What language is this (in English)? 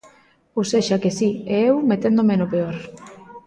Galician